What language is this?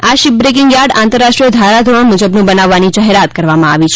Gujarati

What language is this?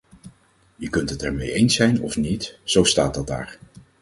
Dutch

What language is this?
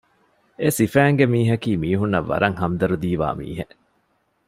Divehi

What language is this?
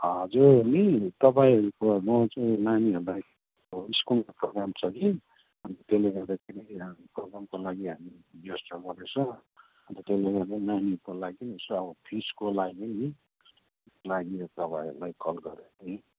Nepali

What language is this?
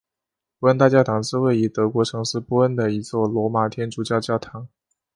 Chinese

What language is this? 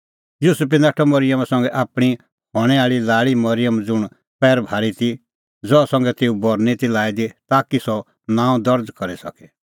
Kullu Pahari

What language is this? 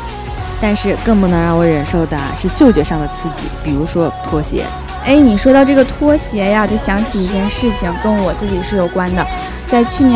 Chinese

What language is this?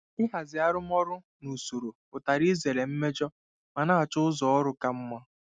Igbo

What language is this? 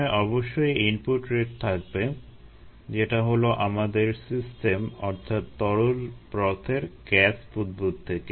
Bangla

